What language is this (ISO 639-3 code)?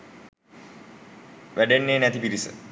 sin